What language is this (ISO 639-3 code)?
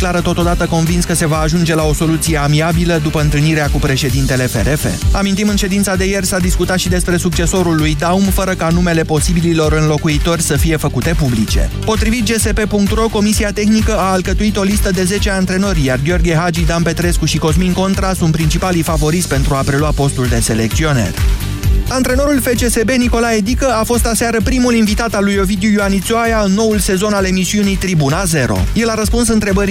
ron